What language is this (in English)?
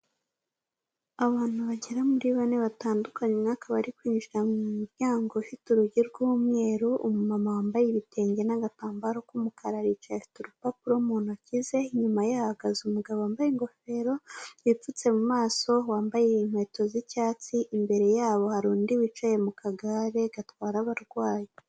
Kinyarwanda